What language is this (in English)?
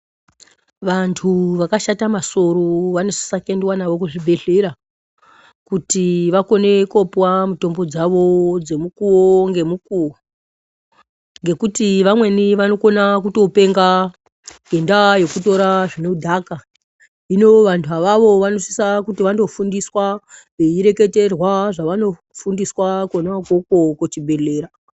Ndau